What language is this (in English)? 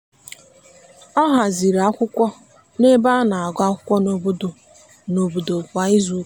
Igbo